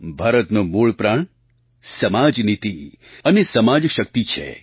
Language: Gujarati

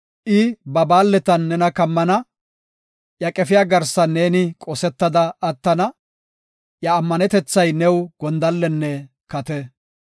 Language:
Gofa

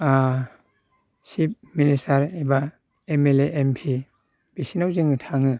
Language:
Bodo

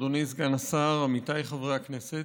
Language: Hebrew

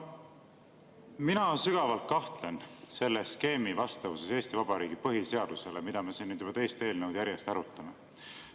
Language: Estonian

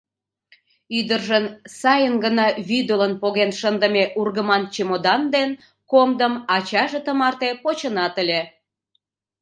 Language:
Mari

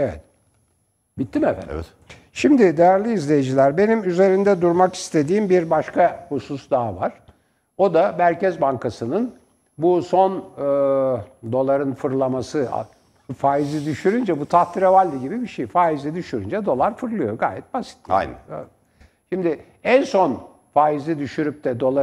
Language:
Turkish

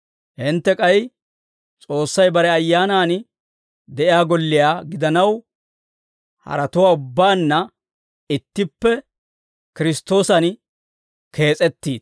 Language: Dawro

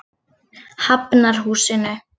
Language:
Icelandic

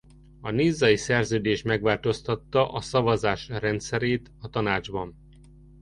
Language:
Hungarian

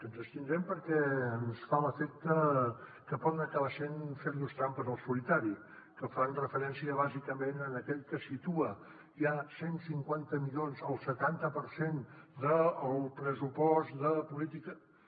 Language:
Catalan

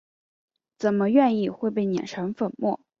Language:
Chinese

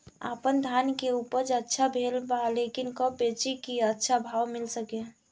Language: Bhojpuri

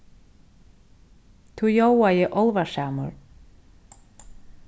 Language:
Faroese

